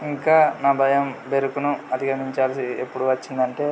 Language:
Telugu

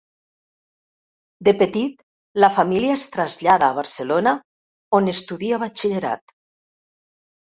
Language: Catalan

